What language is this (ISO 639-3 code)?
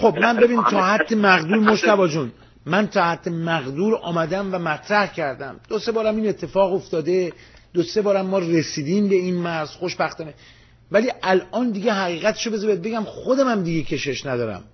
fas